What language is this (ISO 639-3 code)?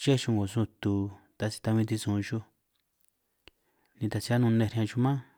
trq